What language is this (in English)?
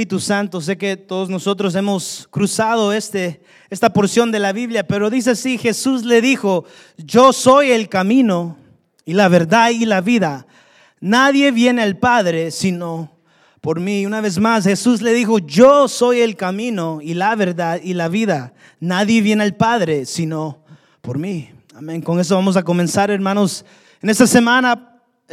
Spanish